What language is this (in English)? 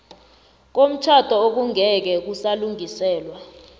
South Ndebele